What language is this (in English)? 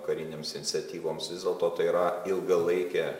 Lithuanian